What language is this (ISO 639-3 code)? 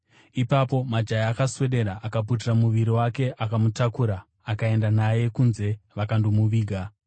sna